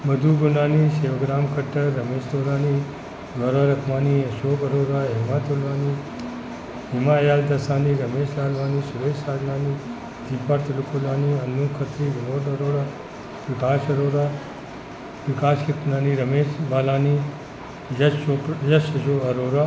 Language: Sindhi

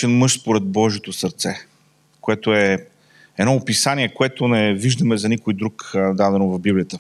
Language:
Bulgarian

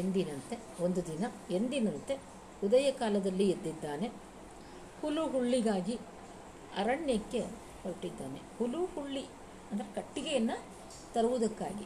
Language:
Kannada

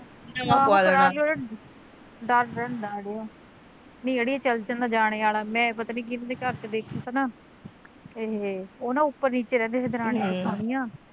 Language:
Punjabi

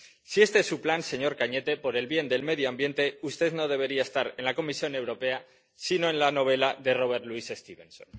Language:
Spanish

